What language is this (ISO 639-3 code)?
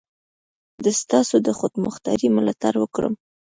pus